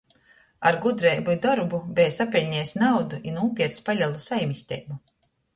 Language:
Latgalian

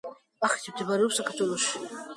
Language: Georgian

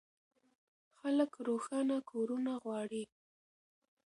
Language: Pashto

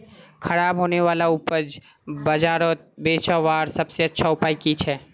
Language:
Magahi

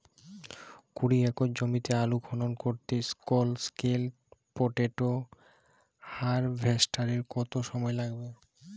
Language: Bangla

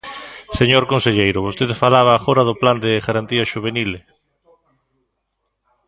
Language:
Galician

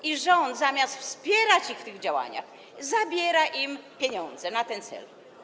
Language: Polish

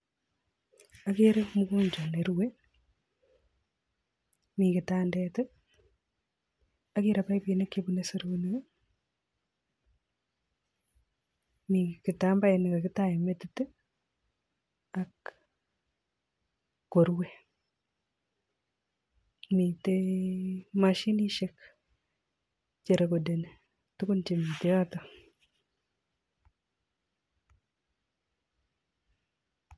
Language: Kalenjin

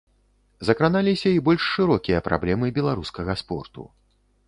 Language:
Belarusian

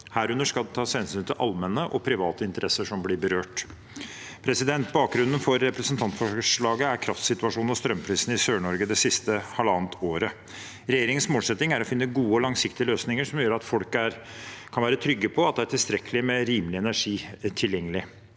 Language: Norwegian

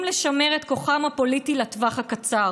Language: Hebrew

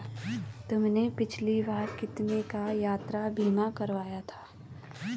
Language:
Hindi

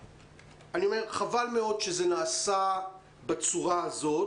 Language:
Hebrew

